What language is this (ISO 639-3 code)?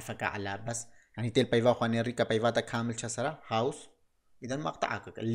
ara